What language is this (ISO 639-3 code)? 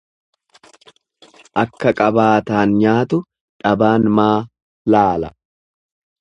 orm